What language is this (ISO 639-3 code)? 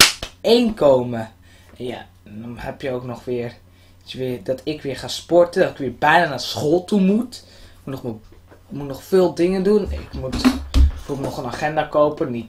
nld